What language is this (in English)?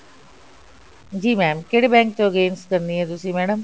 Punjabi